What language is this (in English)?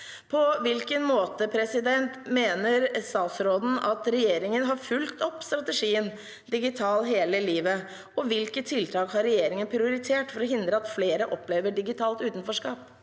Norwegian